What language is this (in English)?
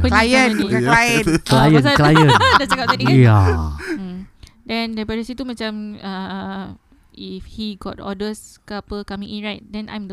Malay